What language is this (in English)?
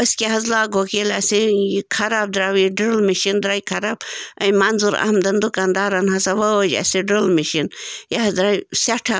Kashmiri